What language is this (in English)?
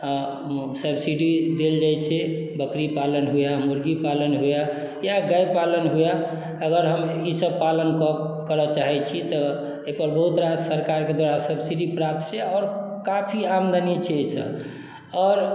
Maithili